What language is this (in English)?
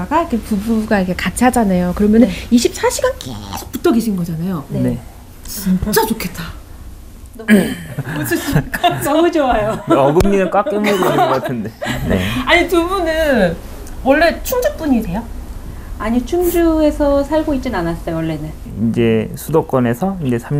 Korean